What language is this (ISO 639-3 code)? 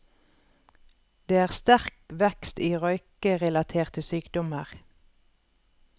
nor